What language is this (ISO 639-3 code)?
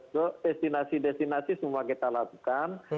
ind